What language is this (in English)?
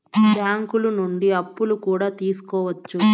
Telugu